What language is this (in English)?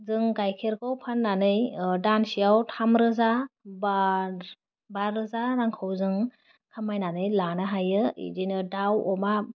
Bodo